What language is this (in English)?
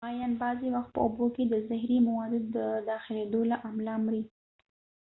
Pashto